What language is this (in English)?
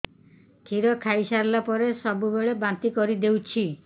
Odia